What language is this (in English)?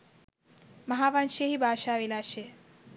Sinhala